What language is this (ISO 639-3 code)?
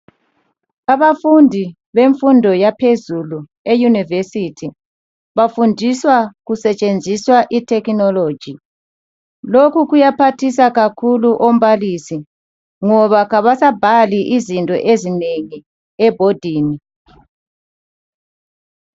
nde